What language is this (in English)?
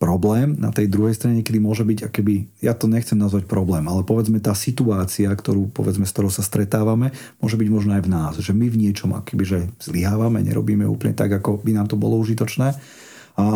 Slovak